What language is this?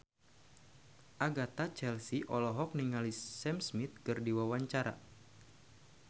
Sundanese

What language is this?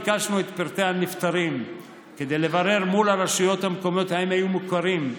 Hebrew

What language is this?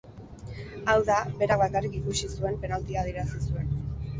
Basque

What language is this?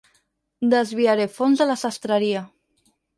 Catalan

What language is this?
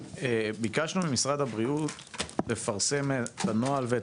Hebrew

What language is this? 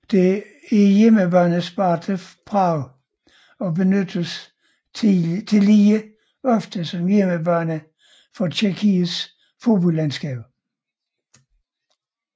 Danish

